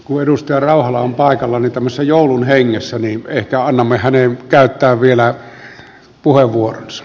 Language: Finnish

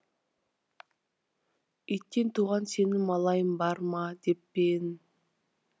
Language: Kazakh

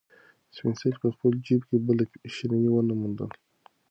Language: Pashto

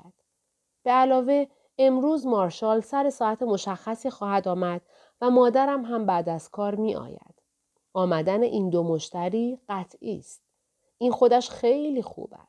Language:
Persian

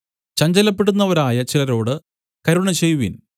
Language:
Malayalam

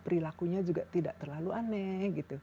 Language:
Indonesian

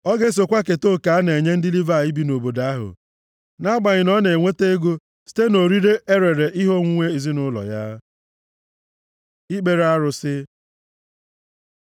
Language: Igbo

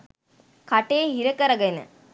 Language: Sinhala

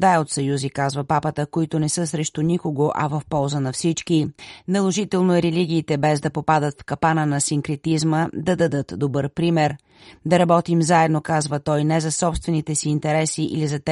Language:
Bulgarian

